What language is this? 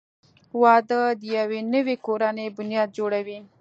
Pashto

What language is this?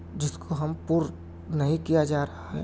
Urdu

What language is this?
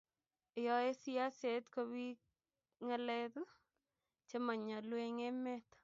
Kalenjin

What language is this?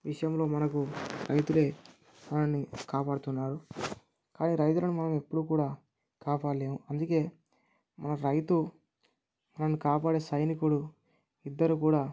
Telugu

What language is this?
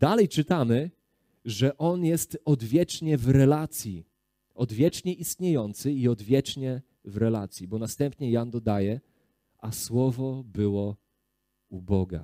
Polish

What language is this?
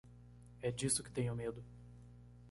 Portuguese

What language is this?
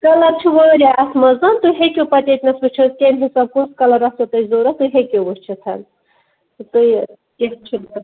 Kashmiri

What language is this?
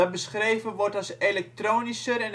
Dutch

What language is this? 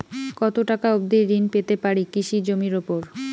Bangla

